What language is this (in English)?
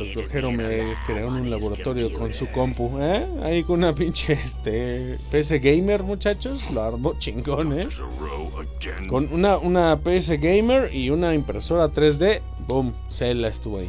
Spanish